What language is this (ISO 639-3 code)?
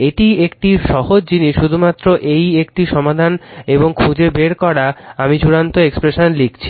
ben